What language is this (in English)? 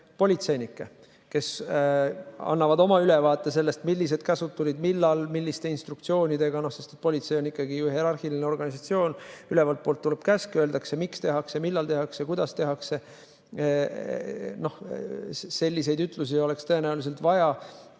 Estonian